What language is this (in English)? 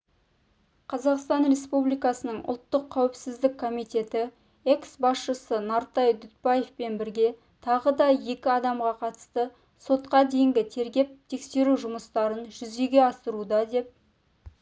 Kazakh